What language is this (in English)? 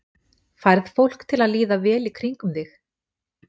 Icelandic